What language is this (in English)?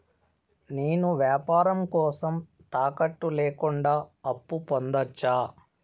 Telugu